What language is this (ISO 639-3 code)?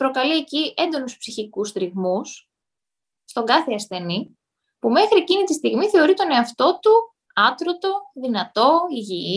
ell